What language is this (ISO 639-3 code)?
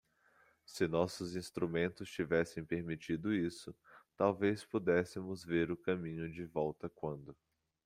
por